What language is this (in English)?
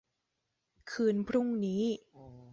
Thai